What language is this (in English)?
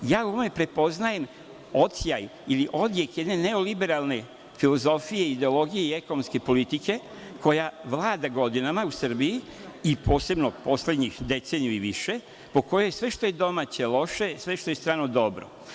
Serbian